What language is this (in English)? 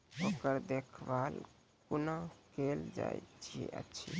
Maithili